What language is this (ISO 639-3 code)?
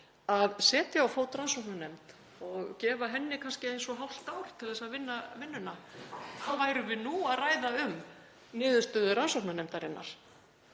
isl